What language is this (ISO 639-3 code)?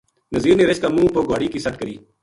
gju